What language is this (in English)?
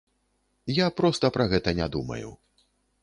Belarusian